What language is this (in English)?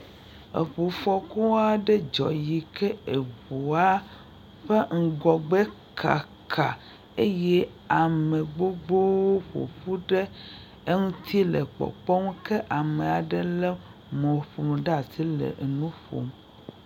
Ewe